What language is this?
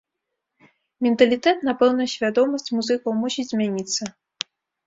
Belarusian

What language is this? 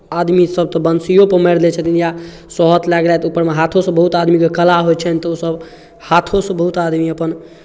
Maithili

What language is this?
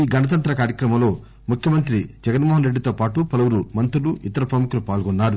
Telugu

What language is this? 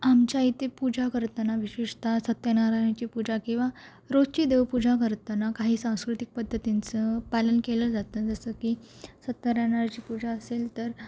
Marathi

